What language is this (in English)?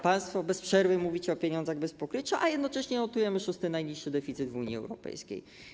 Polish